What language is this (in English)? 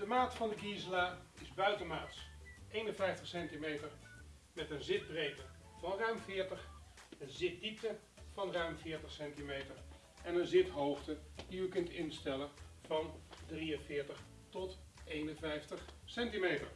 Dutch